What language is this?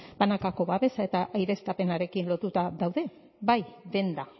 Basque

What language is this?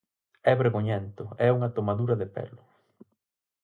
Galician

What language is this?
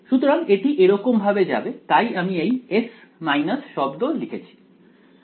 Bangla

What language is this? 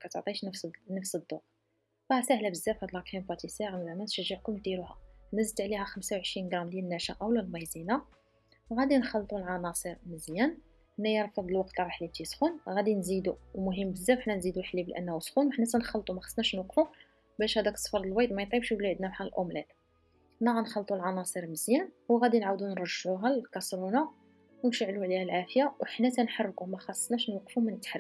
Arabic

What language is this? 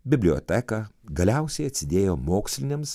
Lithuanian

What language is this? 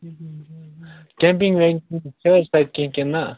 Kashmiri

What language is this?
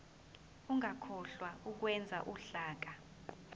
Zulu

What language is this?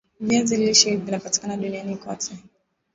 Swahili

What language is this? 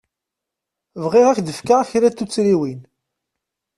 Kabyle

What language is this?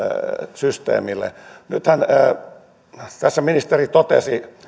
Finnish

